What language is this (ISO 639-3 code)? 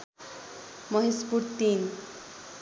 nep